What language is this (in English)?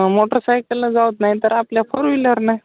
Marathi